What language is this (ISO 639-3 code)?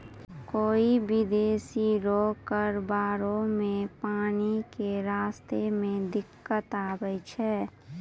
mai